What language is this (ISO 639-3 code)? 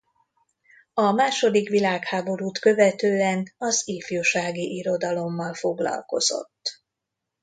hun